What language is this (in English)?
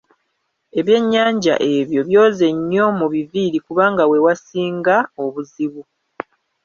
Ganda